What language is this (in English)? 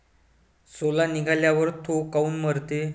Marathi